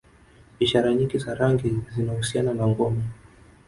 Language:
Swahili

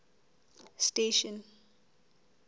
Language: Southern Sotho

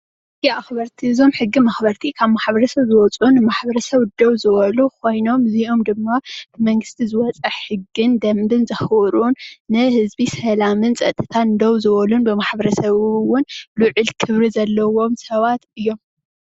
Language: Tigrinya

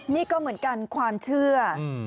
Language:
Thai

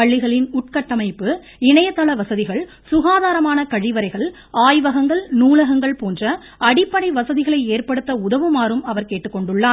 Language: Tamil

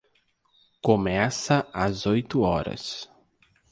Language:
Portuguese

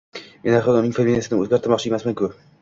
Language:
Uzbek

